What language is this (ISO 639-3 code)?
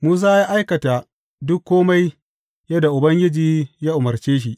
hau